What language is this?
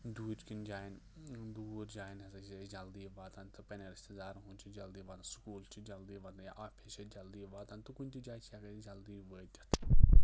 Kashmiri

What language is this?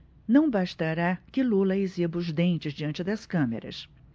Portuguese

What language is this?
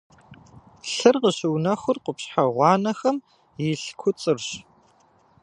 Kabardian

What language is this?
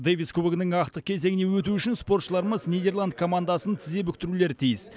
Kazakh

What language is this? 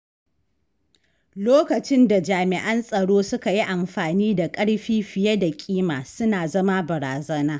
Hausa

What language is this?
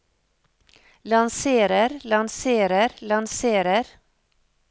Norwegian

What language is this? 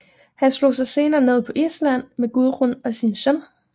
Danish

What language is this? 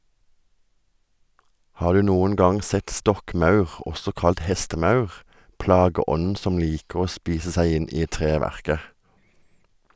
Norwegian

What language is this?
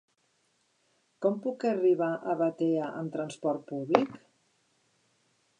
Catalan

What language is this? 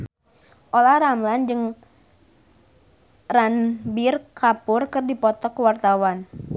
Sundanese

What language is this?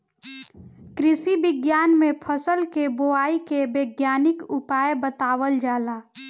Bhojpuri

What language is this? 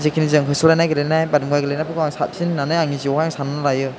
Bodo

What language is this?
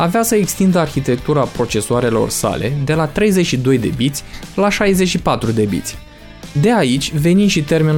Romanian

